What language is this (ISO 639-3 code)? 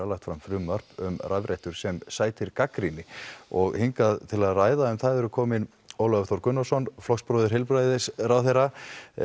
isl